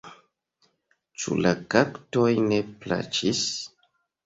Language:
Esperanto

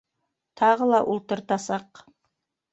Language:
Bashkir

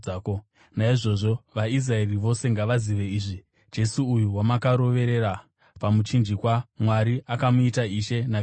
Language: Shona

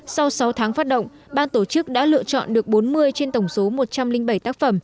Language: Vietnamese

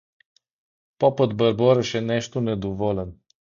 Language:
Bulgarian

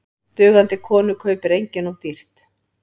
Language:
Icelandic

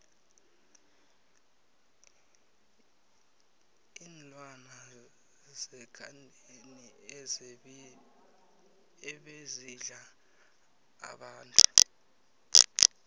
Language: South Ndebele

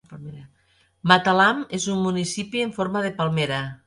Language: Catalan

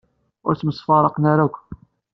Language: Kabyle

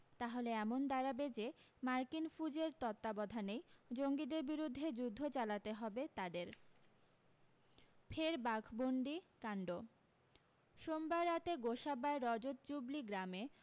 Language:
Bangla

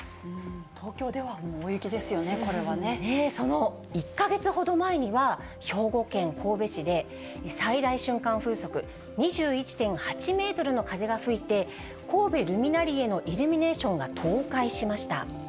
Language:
Japanese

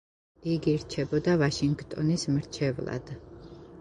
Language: Georgian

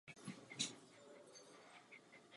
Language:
Czech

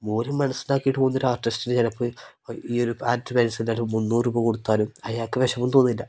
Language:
Malayalam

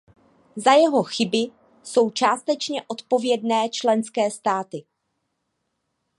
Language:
Czech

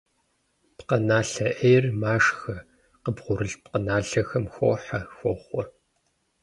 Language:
Kabardian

